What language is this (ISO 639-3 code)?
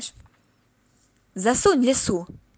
rus